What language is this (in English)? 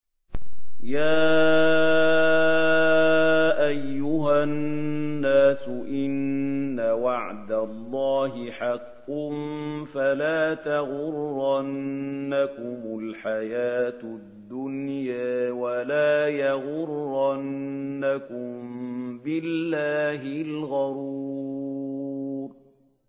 Arabic